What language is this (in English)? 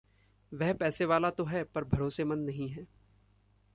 Hindi